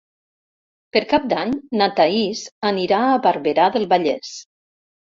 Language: Catalan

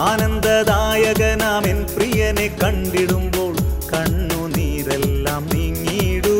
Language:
Malayalam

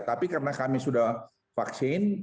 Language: Indonesian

